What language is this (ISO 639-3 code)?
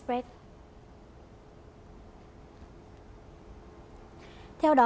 vie